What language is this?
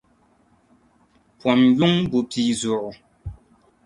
Dagbani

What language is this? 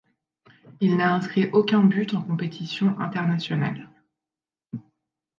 French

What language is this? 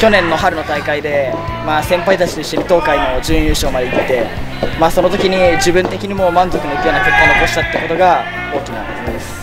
Japanese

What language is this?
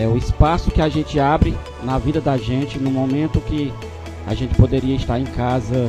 Portuguese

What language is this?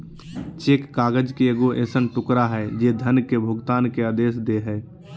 Magahi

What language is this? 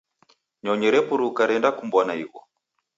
Taita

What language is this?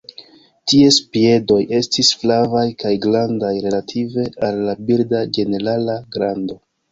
Esperanto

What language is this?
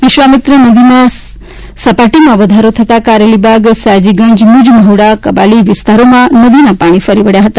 Gujarati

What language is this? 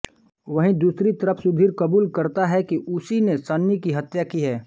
Hindi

